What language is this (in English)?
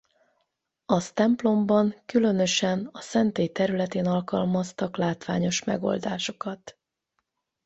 Hungarian